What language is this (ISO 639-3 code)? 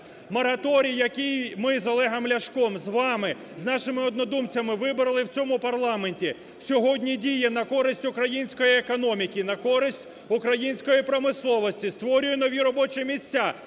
ukr